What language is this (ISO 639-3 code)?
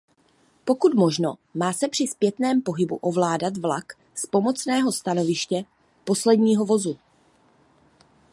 ces